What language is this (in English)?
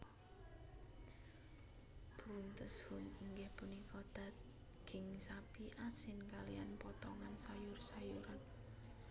Javanese